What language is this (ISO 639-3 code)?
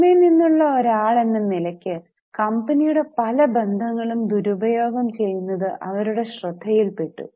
mal